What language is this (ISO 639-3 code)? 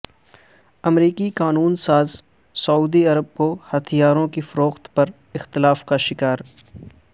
urd